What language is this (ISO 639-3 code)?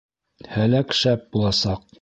bak